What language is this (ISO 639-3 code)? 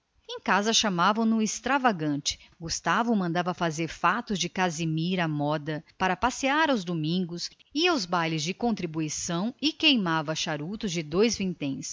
por